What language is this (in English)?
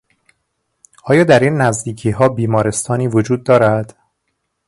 Persian